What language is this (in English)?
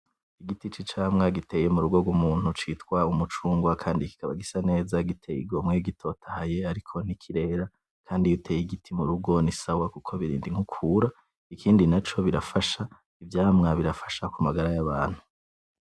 Rundi